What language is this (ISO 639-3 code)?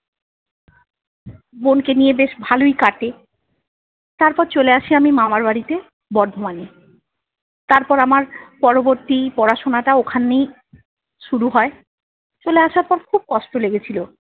ben